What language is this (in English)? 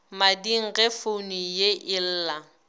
Northern Sotho